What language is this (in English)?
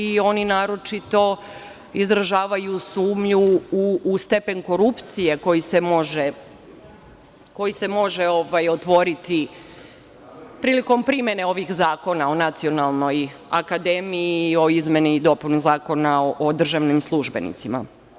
Serbian